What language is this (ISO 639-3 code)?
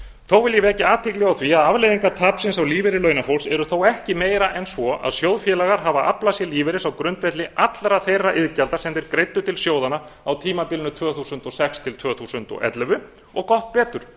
isl